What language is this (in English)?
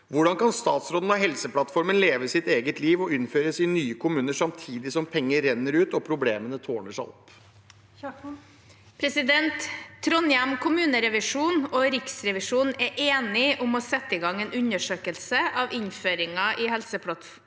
Norwegian